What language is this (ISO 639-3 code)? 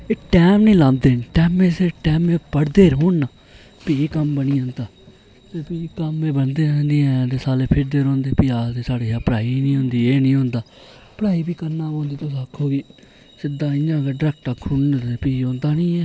doi